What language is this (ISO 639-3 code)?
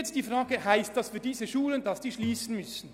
gsw